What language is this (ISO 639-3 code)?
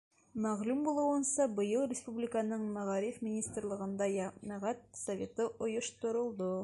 bak